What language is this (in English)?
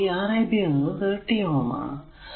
Malayalam